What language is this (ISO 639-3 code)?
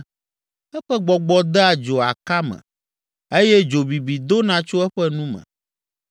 ewe